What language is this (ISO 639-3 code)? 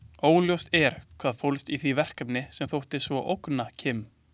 isl